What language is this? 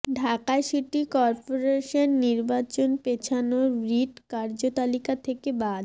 Bangla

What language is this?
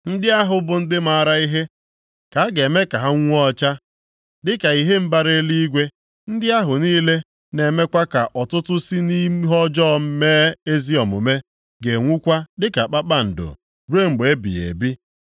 Igbo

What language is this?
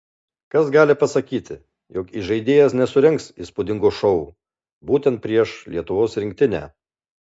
Lithuanian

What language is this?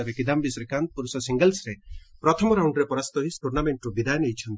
Odia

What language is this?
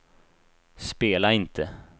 Swedish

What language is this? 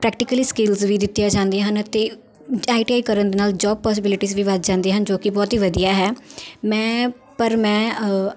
Punjabi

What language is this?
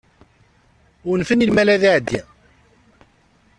Kabyle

